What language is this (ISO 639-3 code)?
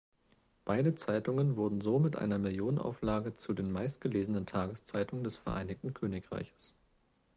deu